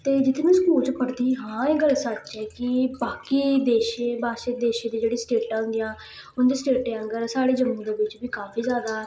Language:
Dogri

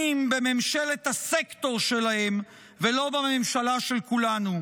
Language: Hebrew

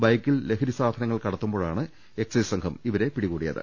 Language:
Malayalam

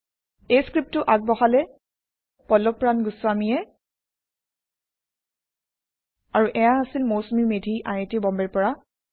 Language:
Assamese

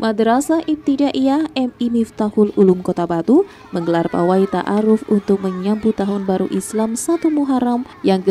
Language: Indonesian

